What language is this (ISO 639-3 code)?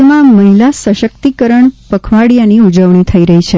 guj